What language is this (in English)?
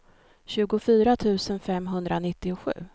Swedish